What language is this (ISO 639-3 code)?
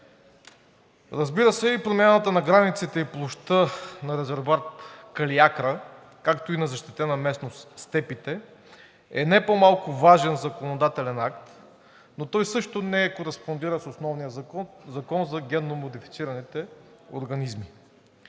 bul